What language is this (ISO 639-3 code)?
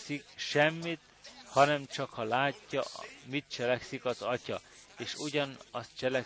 hun